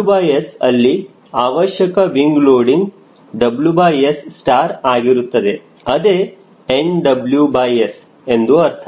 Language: Kannada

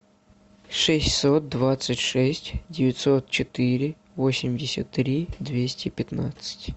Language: Russian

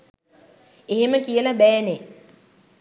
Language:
Sinhala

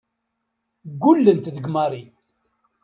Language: Kabyle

